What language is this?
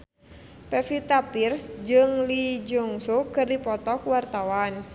Sundanese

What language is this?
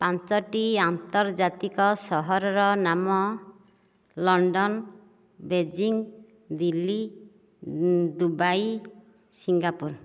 Odia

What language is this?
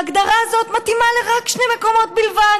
Hebrew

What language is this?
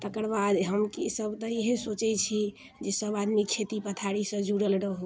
Maithili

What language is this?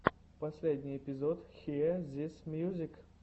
Russian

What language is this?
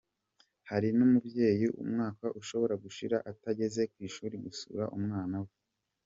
Kinyarwanda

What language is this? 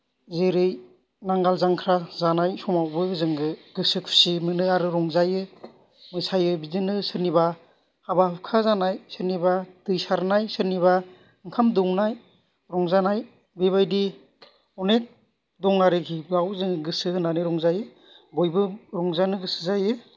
Bodo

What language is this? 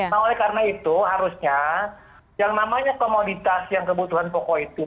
Indonesian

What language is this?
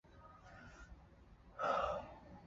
Chinese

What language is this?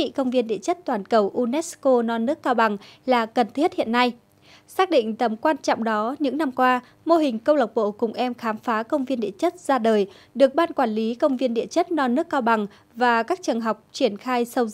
Vietnamese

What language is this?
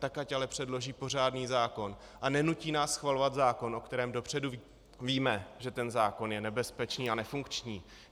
Czech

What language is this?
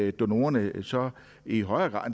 Danish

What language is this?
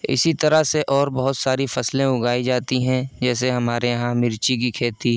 Urdu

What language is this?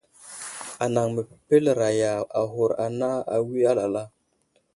Wuzlam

